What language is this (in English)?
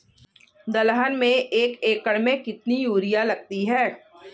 Hindi